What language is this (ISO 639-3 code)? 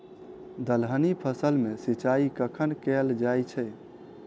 mai